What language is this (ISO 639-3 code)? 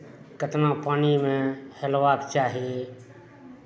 mai